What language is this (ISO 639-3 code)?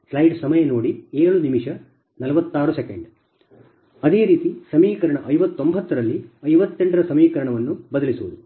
kan